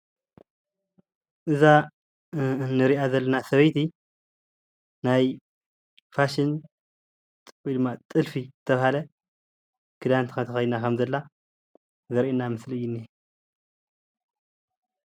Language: Tigrinya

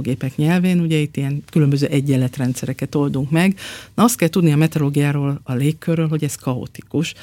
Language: Hungarian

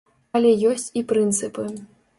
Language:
Belarusian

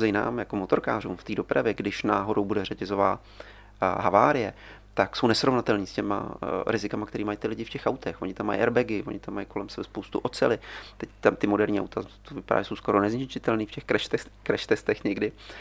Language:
Czech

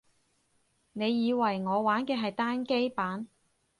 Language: Cantonese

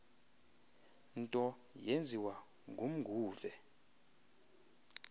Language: Xhosa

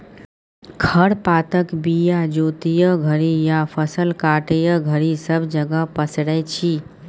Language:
Maithili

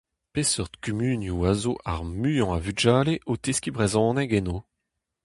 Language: Breton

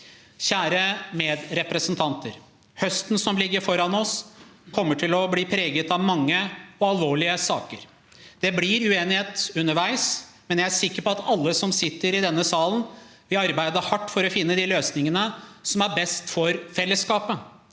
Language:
Norwegian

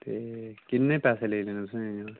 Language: Dogri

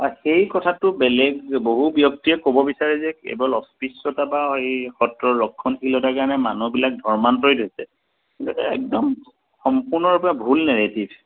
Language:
Assamese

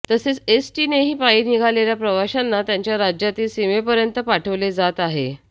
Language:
Marathi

